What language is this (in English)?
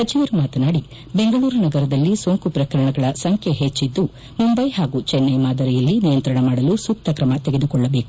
Kannada